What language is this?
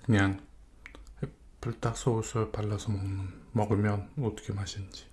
Korean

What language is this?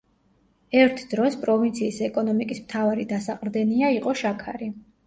Georgian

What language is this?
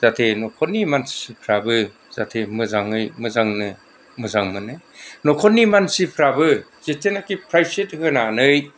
Bodo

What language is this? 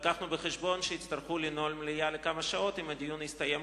Hebrew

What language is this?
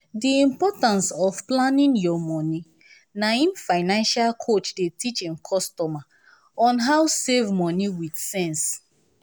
Nigerian Pidgin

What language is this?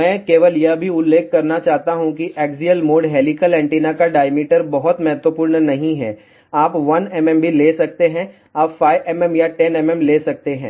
Hindi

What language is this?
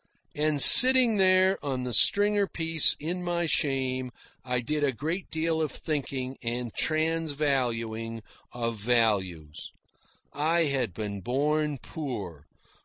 English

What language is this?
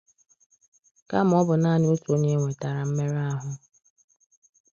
Igbo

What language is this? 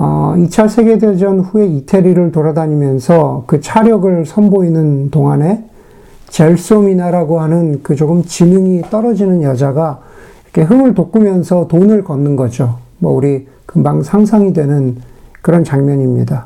Korean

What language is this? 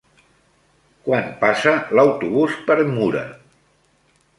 Catalan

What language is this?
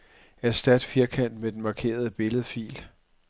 Danish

